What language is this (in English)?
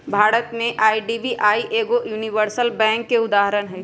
Magahi